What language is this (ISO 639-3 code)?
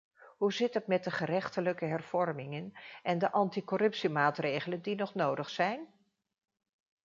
nld